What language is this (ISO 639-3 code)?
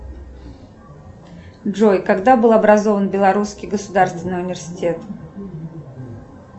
rus